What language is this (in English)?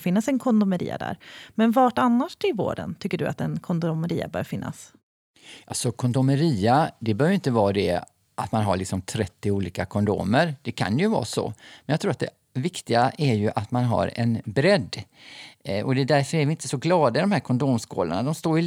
Swedish